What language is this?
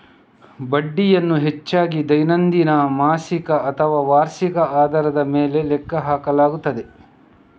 Kannada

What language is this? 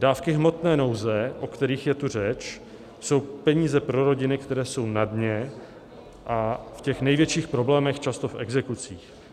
Czech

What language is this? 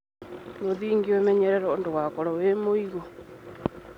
Kikuyu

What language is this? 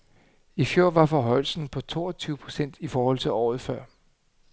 Danish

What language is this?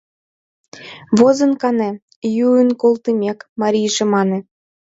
Mari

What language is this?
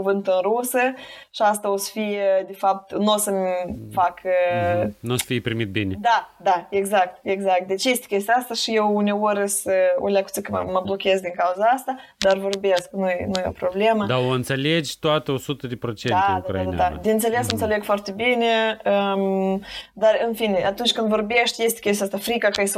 Romanian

